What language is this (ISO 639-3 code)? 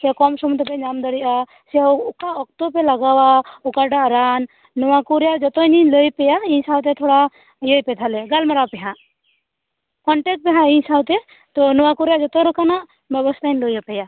sat